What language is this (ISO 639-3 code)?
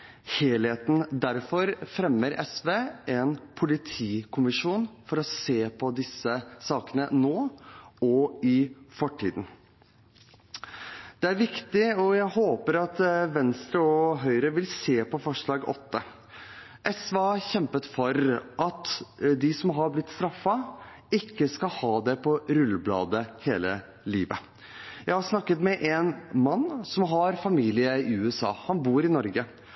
nob